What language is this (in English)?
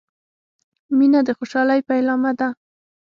Pashto